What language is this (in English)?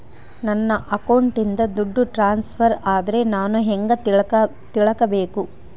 Kannada